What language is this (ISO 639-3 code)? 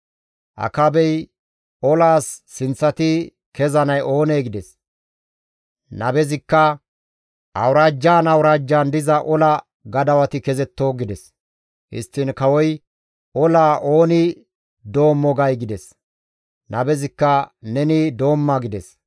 gmv